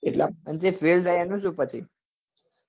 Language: Gujarati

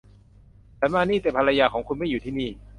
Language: Thai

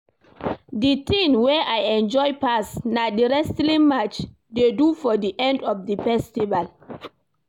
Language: Nigerian Pidgin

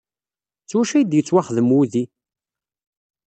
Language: Kabyle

